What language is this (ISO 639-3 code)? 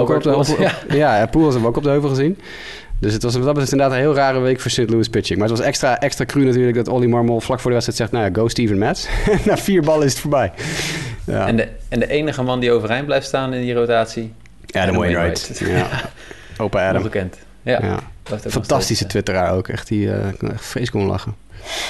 nld